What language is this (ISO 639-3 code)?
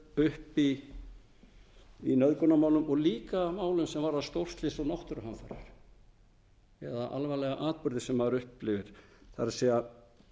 isl